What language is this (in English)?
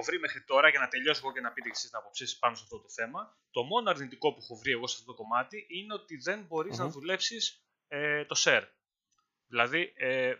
Greek